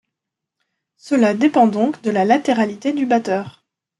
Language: French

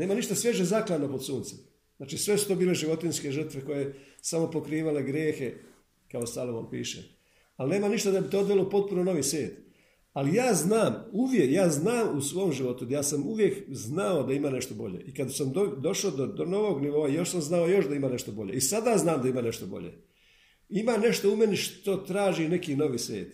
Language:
Croatian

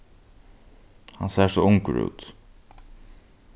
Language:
Faroese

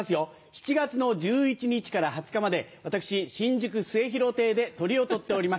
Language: Japanese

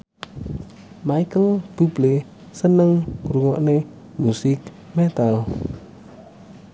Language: Javanese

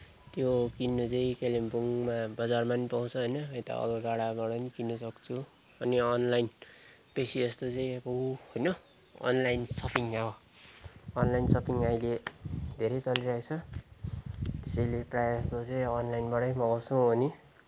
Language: Nepali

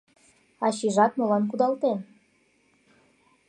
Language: Mari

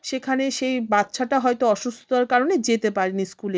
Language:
Bangla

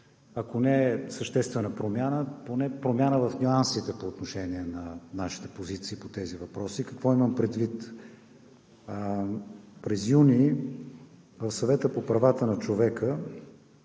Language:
Bulgarian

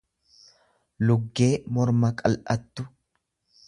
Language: Oromo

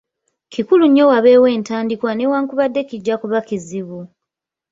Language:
Ganda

